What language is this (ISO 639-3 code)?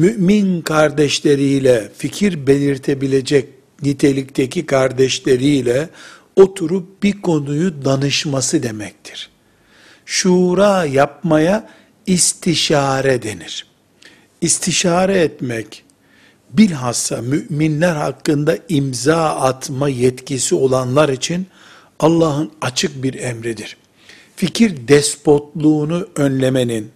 tur